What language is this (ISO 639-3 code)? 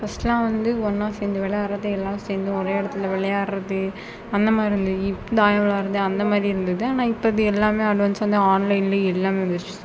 tam